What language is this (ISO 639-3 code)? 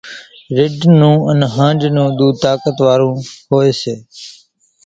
gjk